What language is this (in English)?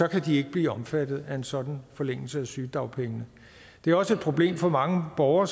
Danish